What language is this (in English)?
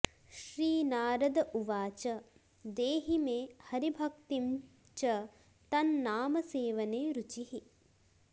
Sanskrit